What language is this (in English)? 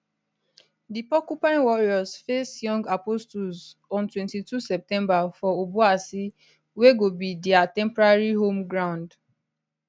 Nigerian Pidgin